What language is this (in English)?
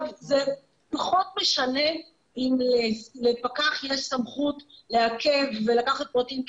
Hebrew